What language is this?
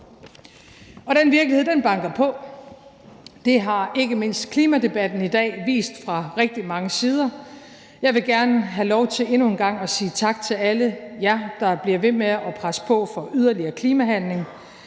Danish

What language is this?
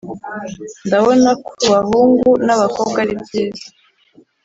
Kinyarwanda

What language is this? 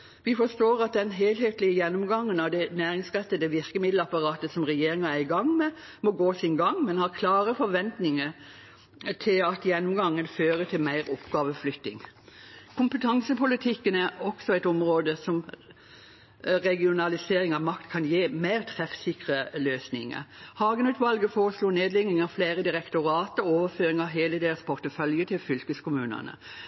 Norwegian Bokmål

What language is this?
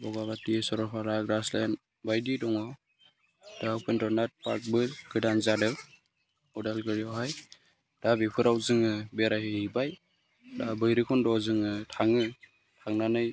Bodo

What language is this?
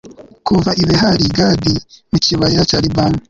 Kinyarwanda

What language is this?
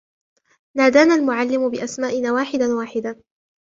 Arabic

